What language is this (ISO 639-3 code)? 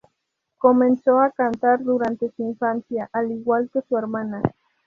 spa